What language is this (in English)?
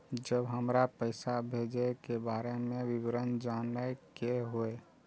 Maithili